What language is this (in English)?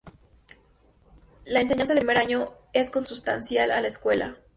Spanish